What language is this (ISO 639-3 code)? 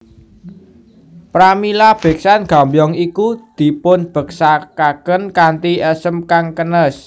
jav